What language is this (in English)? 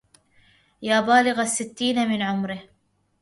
Arabic